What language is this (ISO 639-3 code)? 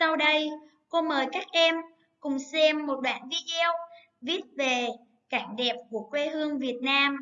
vie